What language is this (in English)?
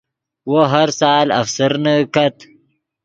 Yidgha